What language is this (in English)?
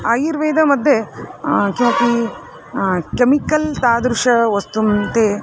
Sanskrit